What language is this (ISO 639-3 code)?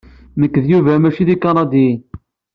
kab